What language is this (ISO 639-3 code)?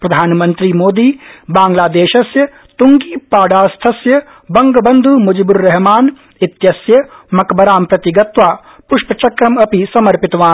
san